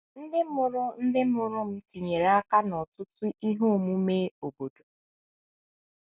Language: Igbo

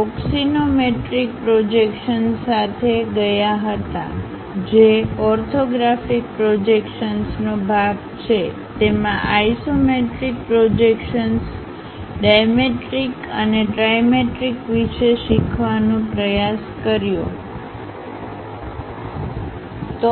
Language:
Gujarati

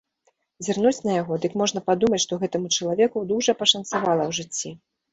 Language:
Belarusian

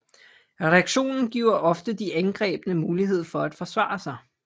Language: Danish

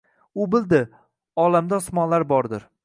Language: Uzbek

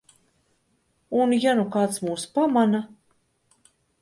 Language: Latvian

